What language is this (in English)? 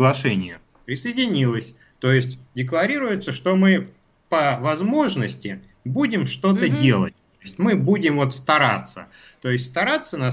Russian